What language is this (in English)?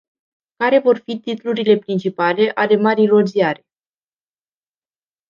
Romanian